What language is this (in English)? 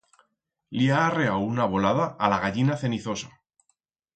Aragonese